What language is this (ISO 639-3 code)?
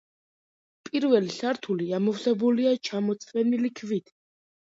kat